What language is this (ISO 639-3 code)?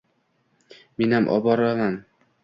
uzb